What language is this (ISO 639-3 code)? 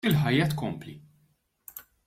mlt